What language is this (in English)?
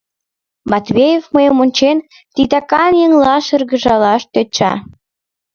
Mari